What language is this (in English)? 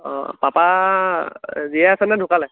Assamese